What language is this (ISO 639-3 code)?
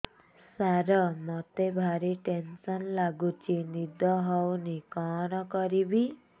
ori